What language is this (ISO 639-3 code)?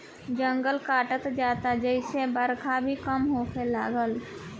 bho